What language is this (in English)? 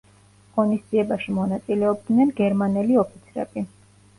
Georgian